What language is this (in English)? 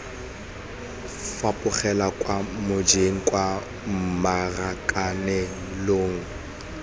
Tswana